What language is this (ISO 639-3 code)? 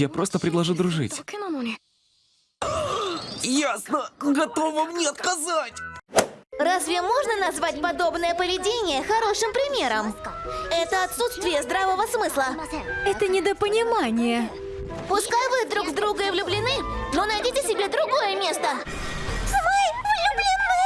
rus